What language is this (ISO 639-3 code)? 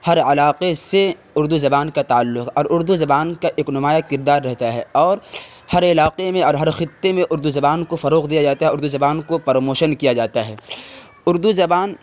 urd